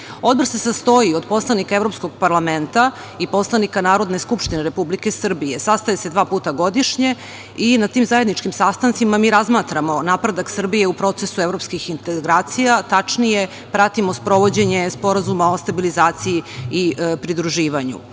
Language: Serbian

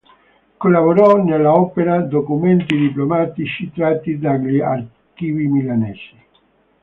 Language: Italian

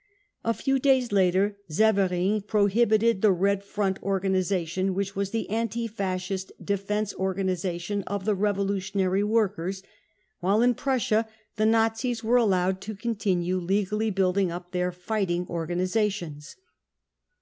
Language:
English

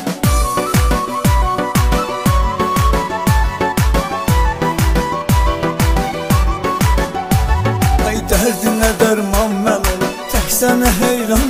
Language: Turkish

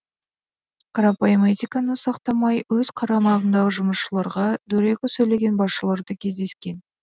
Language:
Kazakh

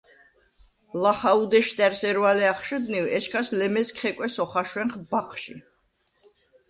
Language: Svan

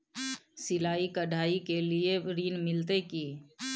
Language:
Maithili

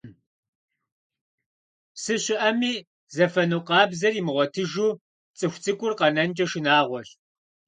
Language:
Kabardian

